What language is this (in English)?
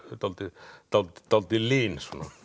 Icelandic